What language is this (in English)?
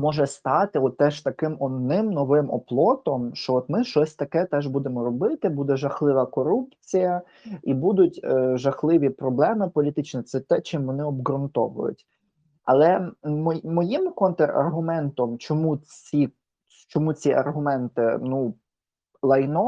Ukrainian